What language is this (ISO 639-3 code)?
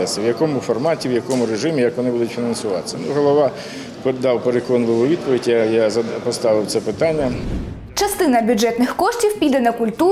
ukr